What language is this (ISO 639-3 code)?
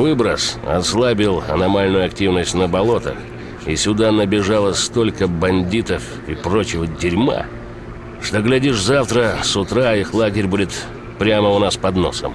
rus